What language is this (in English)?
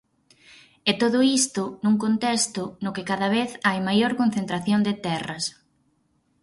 Galician